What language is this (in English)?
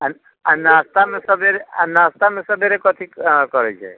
Maithili